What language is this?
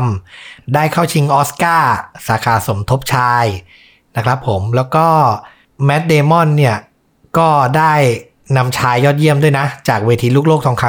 Thai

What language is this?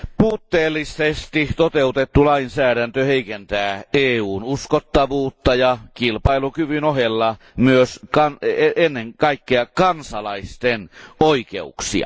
Finnish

